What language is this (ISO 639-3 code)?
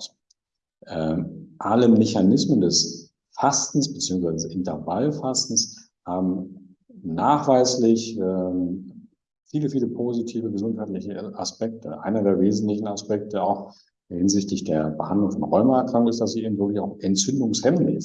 deu